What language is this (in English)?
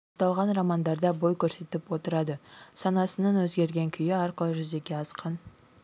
Kazakh